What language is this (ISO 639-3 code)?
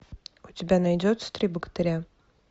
rus